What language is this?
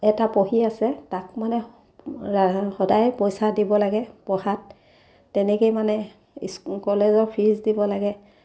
Assamese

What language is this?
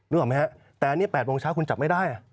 Thai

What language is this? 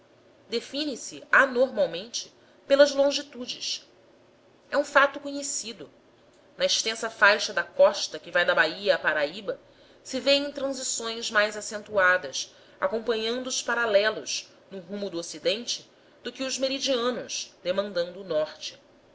Portuguese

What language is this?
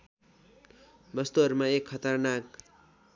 Nepali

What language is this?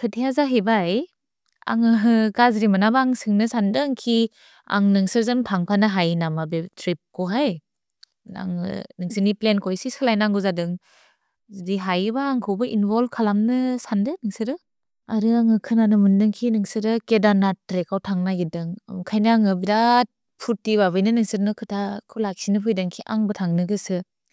Bodo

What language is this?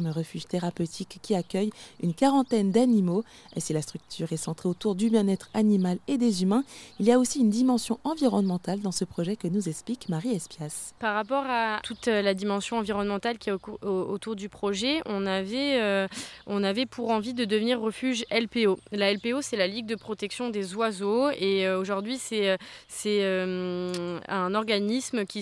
French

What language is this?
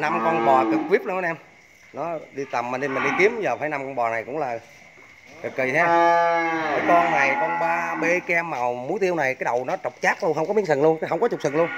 Vietnamese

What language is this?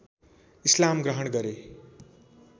Nepali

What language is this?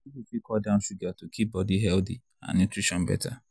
Nigerian Pidgin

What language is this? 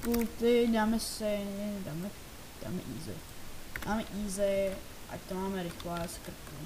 Czech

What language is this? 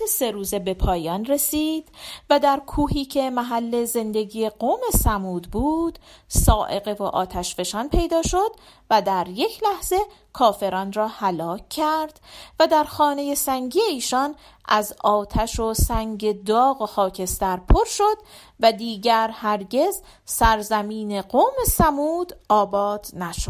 Persian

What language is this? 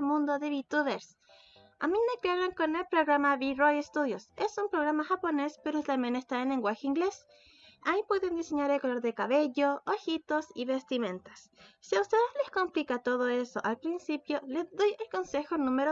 Spanish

